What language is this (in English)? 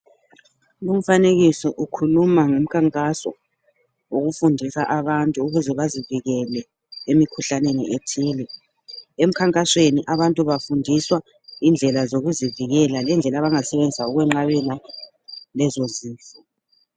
North Ndebele